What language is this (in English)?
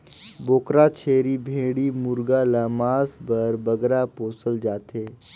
Chhattisgarhi